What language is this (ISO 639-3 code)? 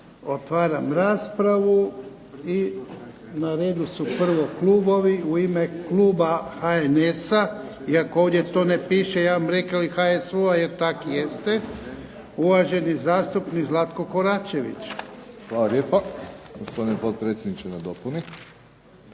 hrv